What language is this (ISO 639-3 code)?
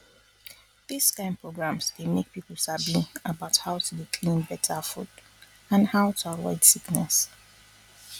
pcm